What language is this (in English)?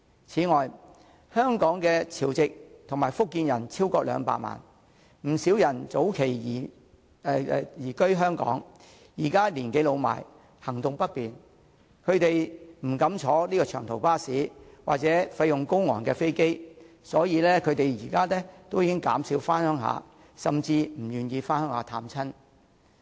Cantonese